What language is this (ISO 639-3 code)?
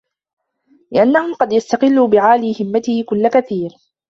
ara